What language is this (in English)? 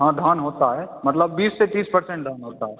Hindi